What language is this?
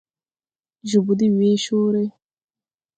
Tupuri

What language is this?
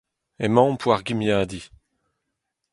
Breton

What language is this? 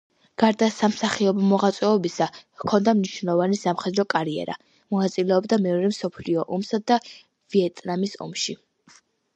Georgian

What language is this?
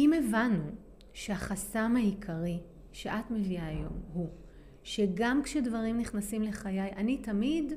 Hebrew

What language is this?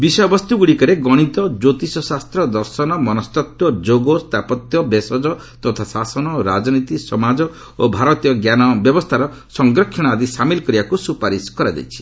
Odia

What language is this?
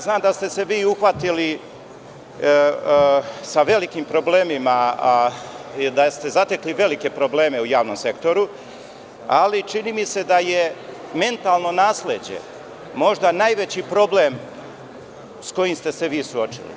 Serbian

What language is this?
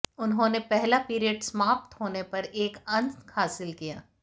Hindi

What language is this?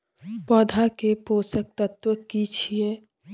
Maithili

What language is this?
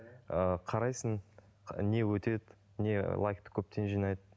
Kazakh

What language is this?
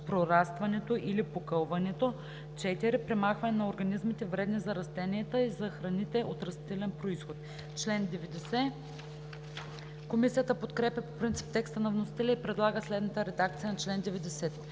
Bulgarian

